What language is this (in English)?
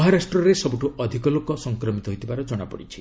Odia